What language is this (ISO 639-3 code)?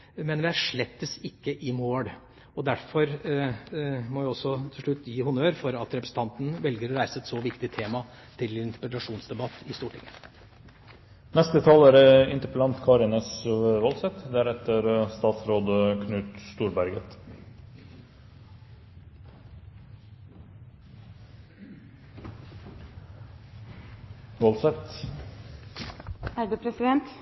nob